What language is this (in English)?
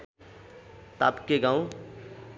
Nepali